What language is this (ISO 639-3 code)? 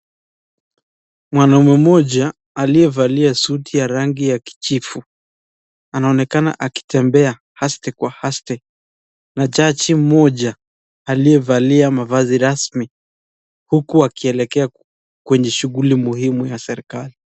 swa